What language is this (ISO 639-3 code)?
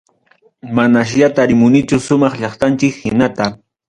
quy